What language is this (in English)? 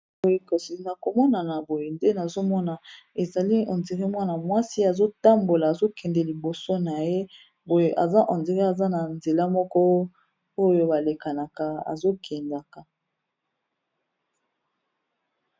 Lingala